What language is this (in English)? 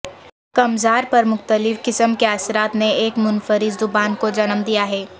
Urdu